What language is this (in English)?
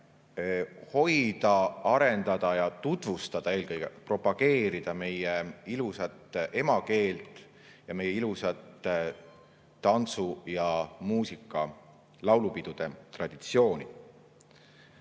Estonian